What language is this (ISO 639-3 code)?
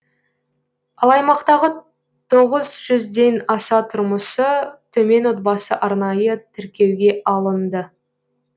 kaz